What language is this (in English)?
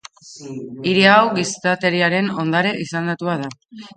Basque